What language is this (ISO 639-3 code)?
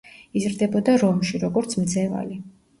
kat